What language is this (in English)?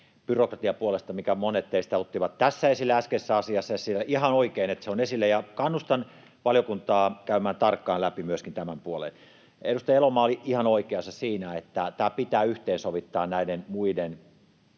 Finnish